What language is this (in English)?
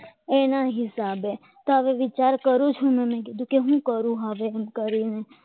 Gujarati